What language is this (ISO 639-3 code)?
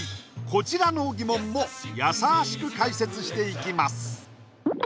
jpn